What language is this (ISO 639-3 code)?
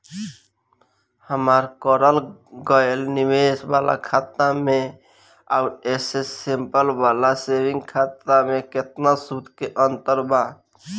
bho